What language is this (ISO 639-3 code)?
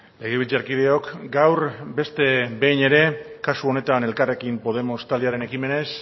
eus